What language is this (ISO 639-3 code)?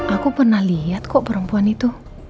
ind